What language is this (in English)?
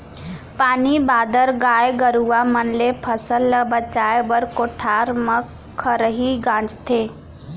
Chhattisgarhi